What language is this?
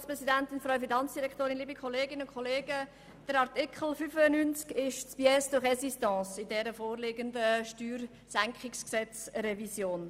Swiss German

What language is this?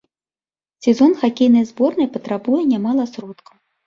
Belarusian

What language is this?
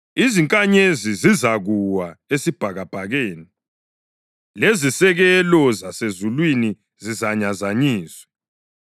North Ndebele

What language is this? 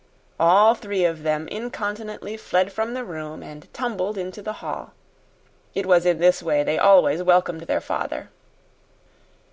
English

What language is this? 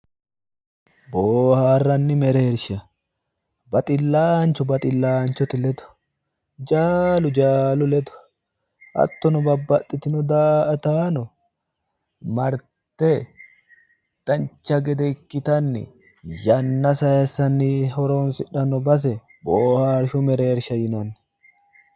Sidamo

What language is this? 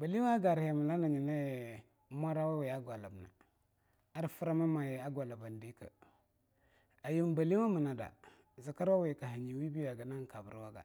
Longuda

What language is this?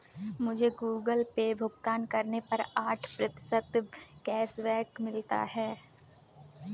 Hindi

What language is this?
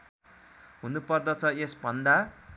Nepali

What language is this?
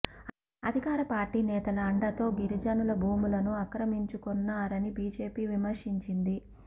Telugu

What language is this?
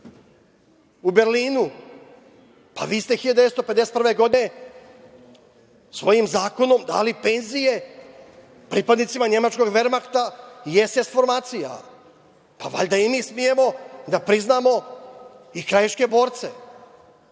Serbian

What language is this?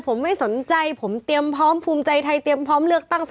Thai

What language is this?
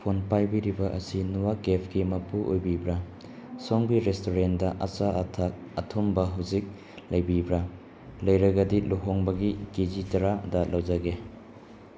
Manipuri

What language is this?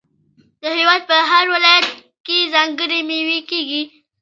Pashto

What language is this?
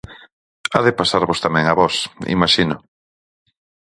Galician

